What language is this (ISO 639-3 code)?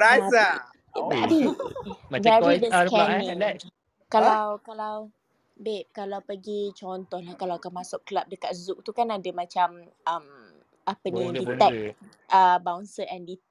msa